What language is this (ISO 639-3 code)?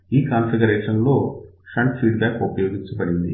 tel